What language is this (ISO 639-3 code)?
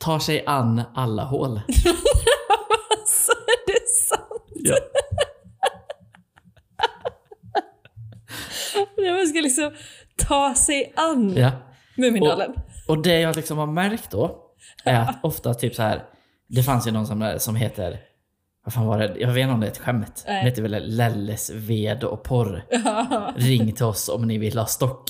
swe